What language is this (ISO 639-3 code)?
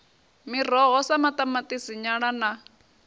ven